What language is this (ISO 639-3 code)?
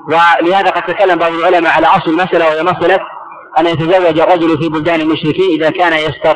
ara